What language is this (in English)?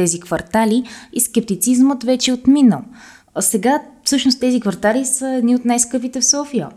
Bulgarian